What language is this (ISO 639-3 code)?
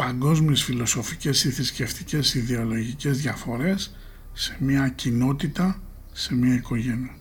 ell